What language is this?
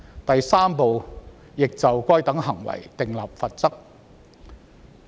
Cantonese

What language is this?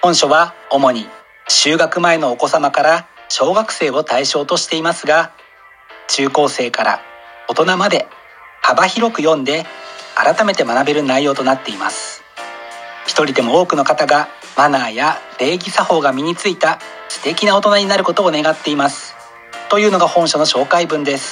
Japanese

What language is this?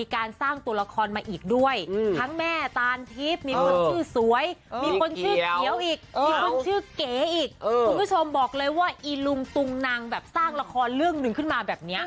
Thai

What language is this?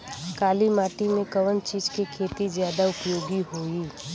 Bhojpuri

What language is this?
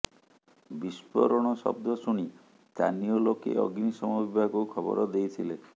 Odia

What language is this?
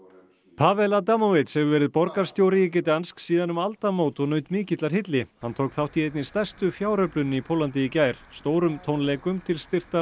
Icelandic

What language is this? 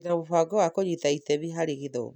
Kikuyu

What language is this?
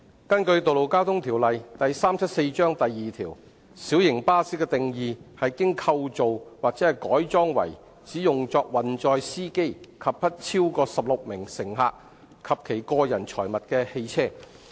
Cantonese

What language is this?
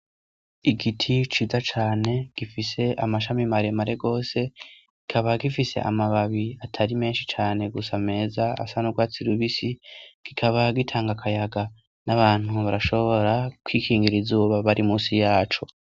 Rundi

